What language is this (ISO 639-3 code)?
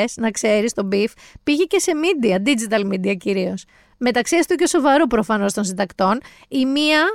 ell